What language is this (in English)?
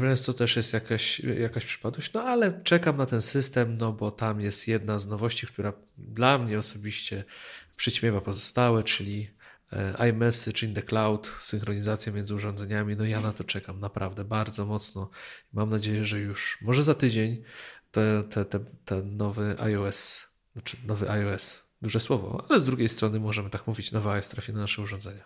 Polish